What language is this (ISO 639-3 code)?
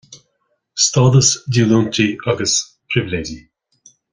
gle